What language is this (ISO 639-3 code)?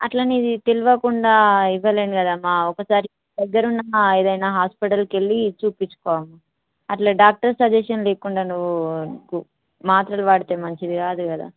tel